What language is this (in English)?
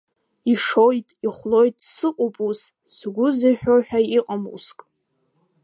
Abkhazian